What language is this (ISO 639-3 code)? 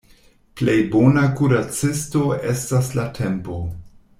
epo